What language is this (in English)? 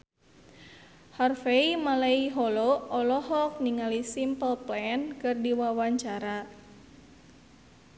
Sundanese